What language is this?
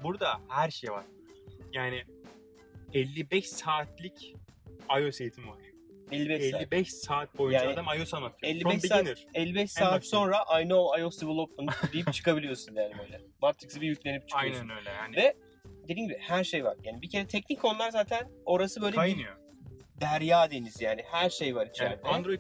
Turkish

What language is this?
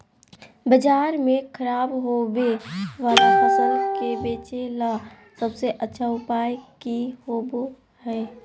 Magahi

